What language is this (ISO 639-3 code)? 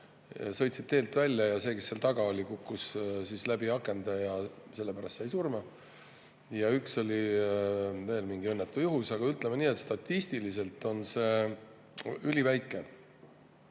est